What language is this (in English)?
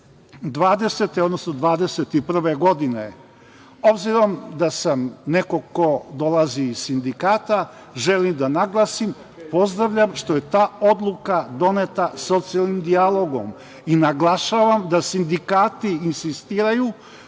Serbian